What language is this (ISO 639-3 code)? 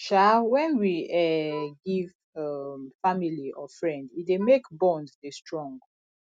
pcm